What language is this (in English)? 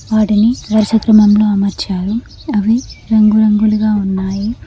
Telugu